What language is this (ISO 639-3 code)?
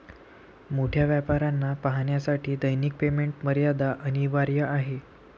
mar